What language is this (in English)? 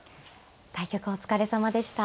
Japanese